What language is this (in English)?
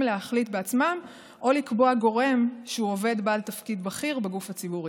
Hebrew